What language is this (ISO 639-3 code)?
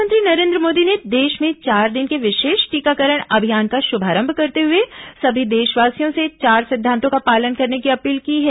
hin